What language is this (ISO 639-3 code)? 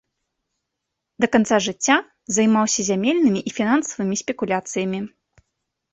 bel